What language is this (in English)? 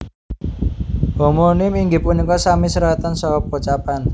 Javanese